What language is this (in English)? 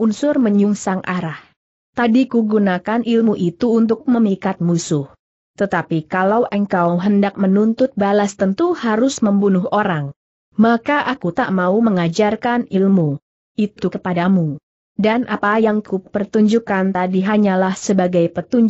Indonesian